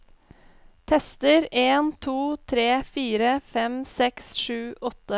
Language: Norwegian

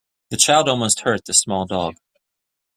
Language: English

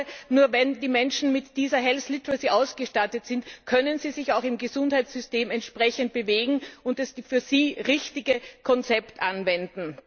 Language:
German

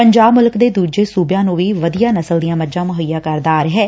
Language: Punjabi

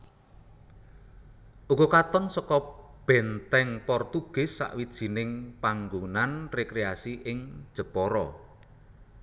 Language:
Javanese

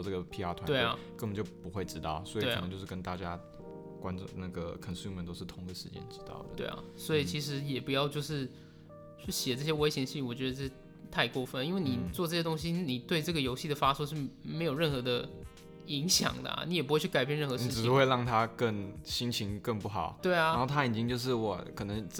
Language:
Chinese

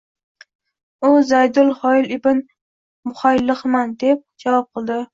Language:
Uzbek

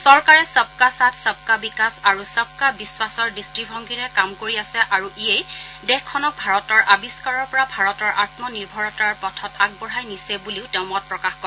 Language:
Assamese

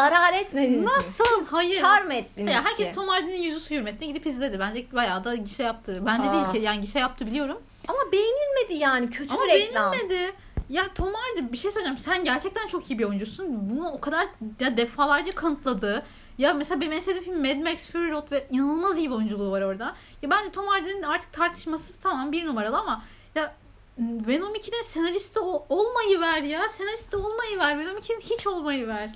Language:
Turkish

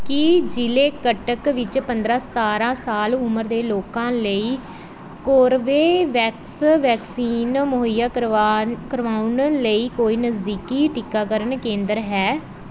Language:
Punjabi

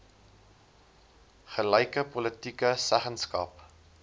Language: Afrikaans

